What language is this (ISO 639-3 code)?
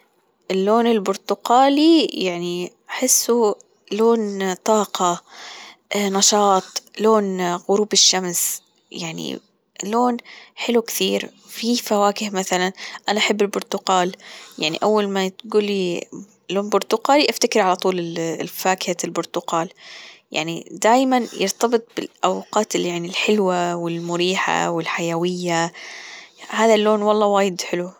afb